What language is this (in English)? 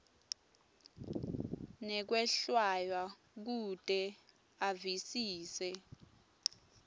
Swati